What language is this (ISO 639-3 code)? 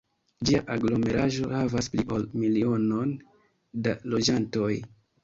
epo